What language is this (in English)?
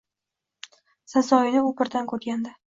Uzbek